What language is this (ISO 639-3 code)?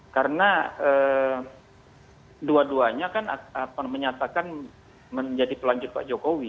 ind